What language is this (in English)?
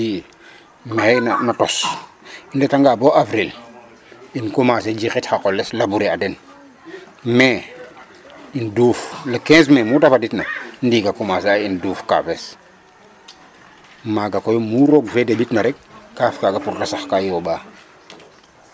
Serer